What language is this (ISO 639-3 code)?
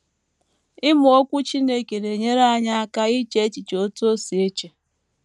ibo